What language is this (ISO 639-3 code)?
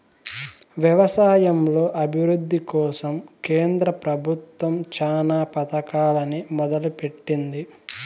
tel